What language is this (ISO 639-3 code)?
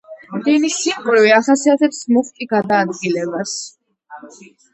kat